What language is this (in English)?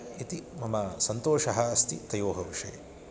Sanskrit